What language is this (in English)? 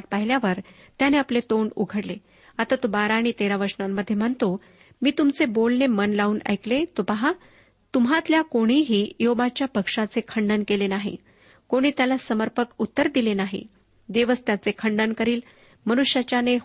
Marathi